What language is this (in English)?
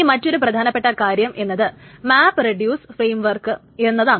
Malayalam